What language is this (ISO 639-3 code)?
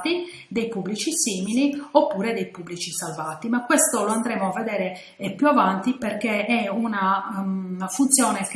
ita